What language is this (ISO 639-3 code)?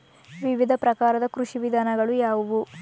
kan